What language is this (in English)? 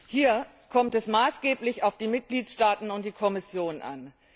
German